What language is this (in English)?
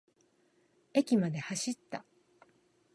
Japanese